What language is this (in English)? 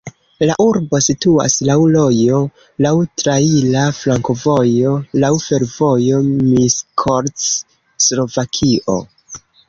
Esperanto